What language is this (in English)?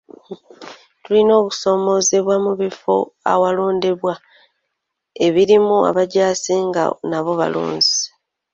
Ganda